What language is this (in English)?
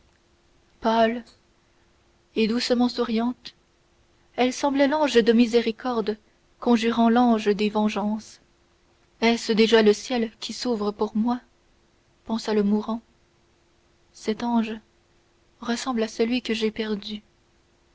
French